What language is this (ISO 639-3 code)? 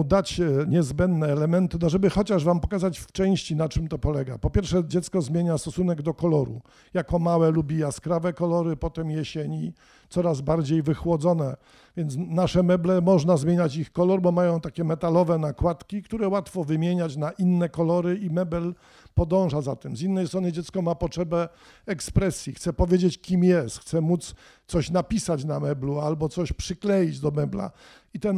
pol